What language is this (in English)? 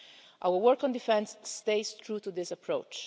English